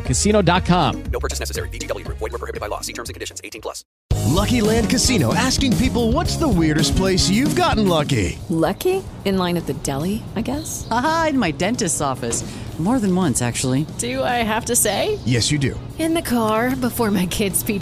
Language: Spanish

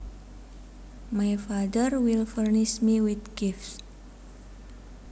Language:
Javanese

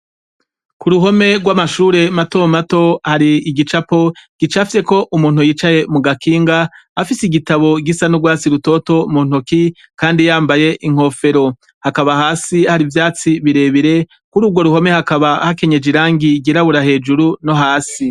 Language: Rundi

